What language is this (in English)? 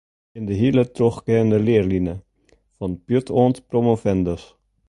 Western Frisian